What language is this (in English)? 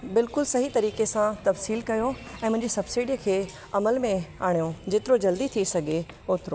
Sindhi